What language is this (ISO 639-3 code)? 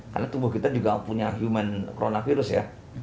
ind